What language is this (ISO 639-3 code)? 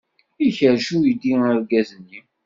kab